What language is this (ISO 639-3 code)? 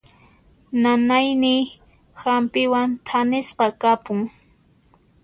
qxp